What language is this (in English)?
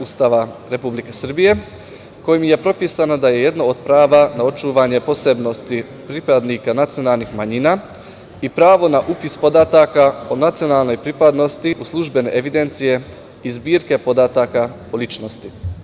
Serbian